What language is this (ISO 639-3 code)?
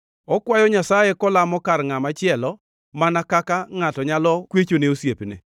luo